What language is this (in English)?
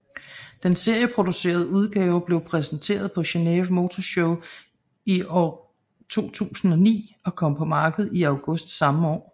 Danish